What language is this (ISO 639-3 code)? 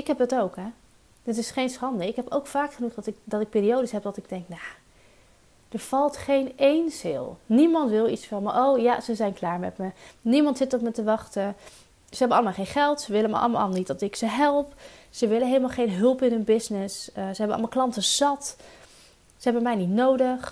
nld